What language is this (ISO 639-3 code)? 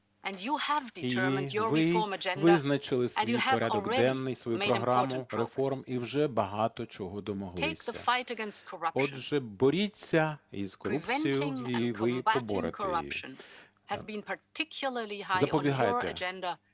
ukr